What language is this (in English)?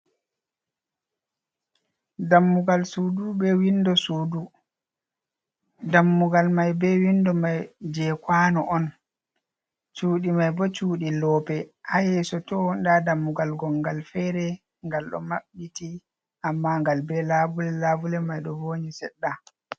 Fula